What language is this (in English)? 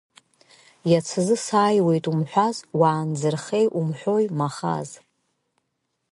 Abkhazian